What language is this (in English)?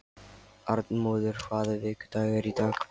Icelandic